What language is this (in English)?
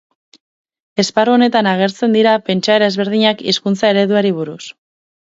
Basque